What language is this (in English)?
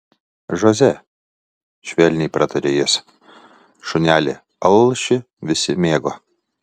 Lithuanian